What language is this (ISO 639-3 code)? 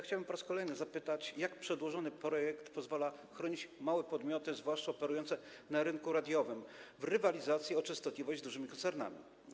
pol